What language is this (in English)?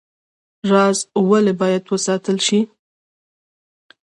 Pashto